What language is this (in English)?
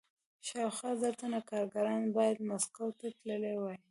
Pashto